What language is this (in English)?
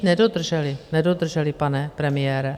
Czech